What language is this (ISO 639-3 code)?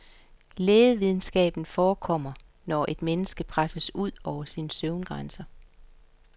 dan